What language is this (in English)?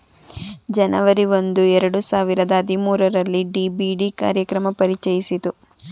Kannada